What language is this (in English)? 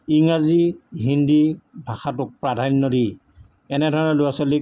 Assamese